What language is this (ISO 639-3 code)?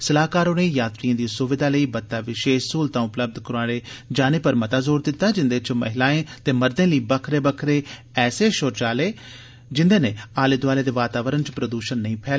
doi